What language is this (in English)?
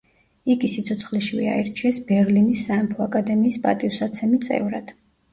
Georgian